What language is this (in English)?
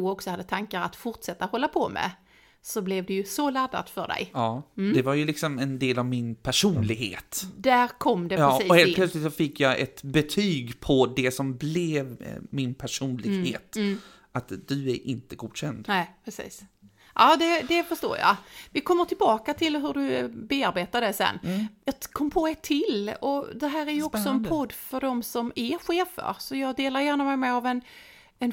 Swedish